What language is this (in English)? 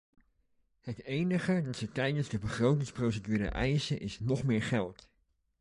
Dutch